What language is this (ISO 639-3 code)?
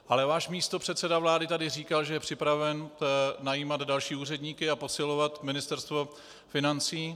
ces